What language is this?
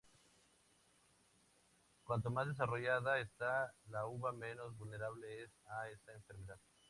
Spanish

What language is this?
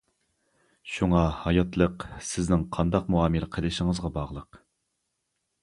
Uyghur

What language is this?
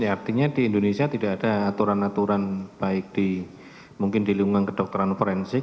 Indonesian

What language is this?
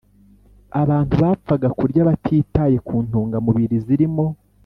Kinyarwanda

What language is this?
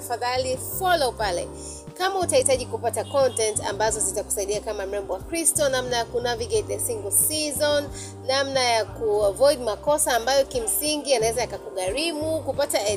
Swahili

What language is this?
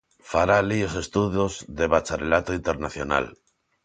Galician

